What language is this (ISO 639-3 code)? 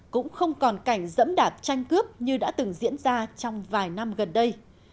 vie